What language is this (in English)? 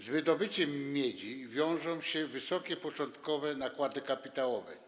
Polish